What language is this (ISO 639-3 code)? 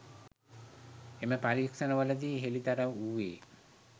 sin